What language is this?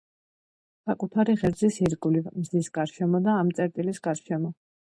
Georgian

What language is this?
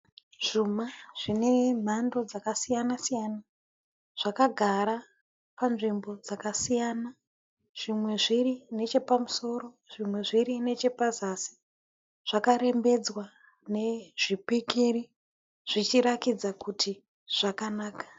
Shona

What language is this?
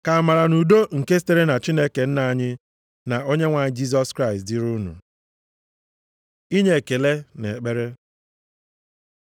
Igbo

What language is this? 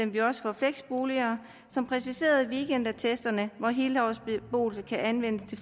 Danish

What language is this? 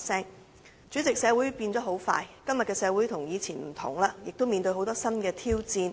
Cantonese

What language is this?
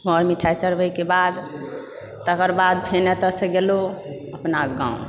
Maithili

